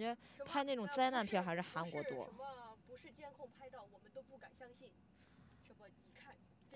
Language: Chinese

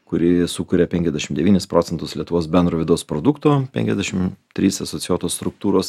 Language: Lithuanian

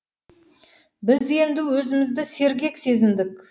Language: Kazakh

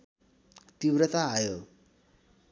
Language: Nepali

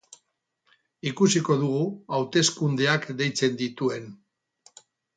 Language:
Basque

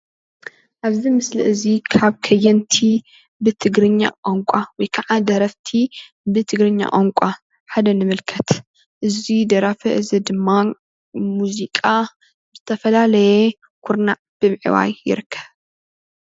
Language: Tigrinya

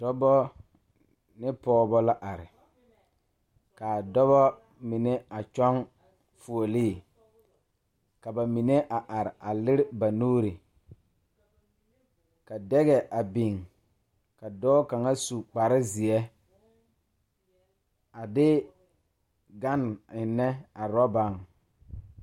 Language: Southern Dagaare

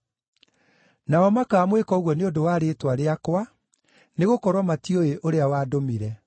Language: Kikuyu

